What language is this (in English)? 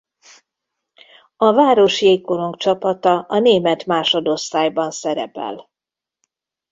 Hungarian